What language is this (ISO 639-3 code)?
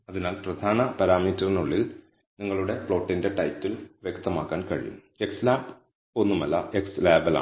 mal